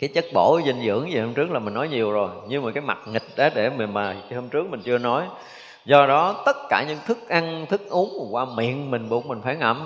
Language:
Vietnamese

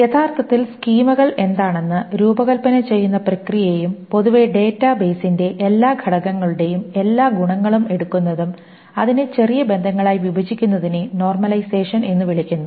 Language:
Malayalam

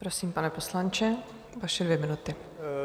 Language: Czech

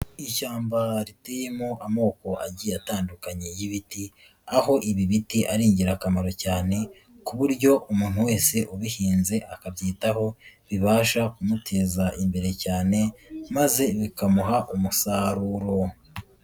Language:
Kinyarwanda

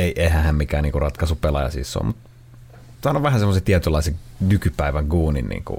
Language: Finnish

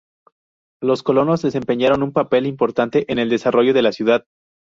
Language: Spanish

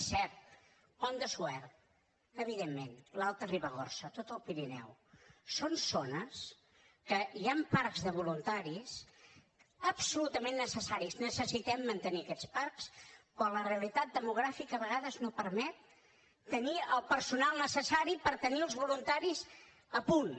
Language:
Catalan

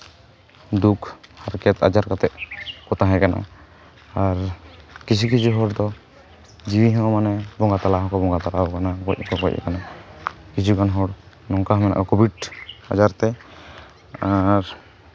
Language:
Santali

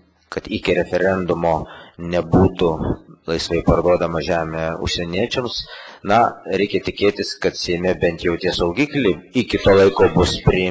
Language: Lithuanian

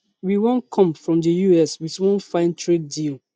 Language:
Nigerian Pidgin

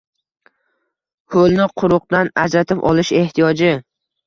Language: Uzbek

